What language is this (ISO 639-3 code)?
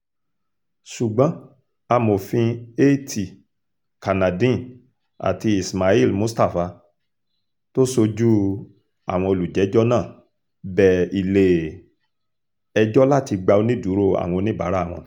yor